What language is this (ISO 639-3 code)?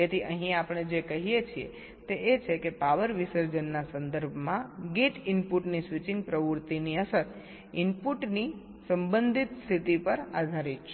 guj